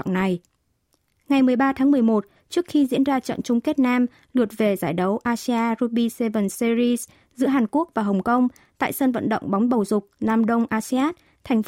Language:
Vietnamese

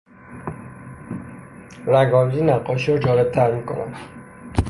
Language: Persian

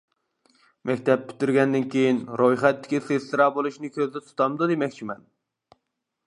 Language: Uyghur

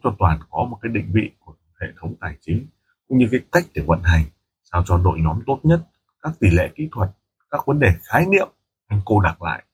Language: Vietnamese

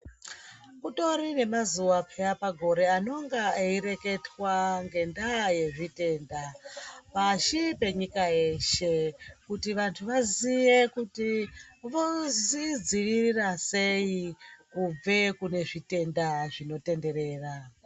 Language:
Ndau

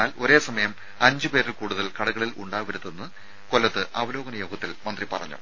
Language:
Malayalam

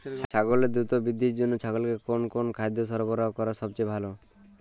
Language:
Bangla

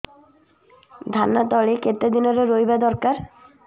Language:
Odia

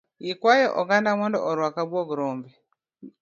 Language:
Luo (Kenya and Tanzania)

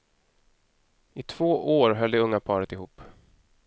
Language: Swedish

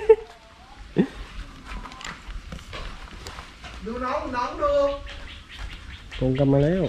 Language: Thai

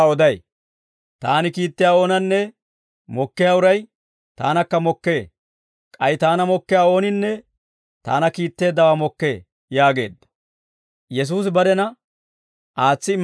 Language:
Dawro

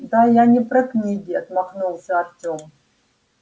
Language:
Russian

